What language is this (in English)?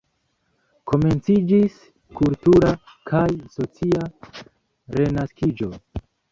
Esperanto